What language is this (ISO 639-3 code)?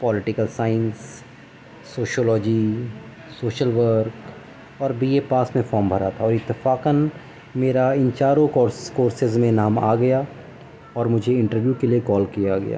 urd